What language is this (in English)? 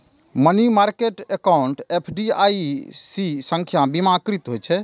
Maithili